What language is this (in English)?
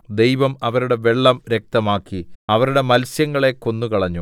Malayalam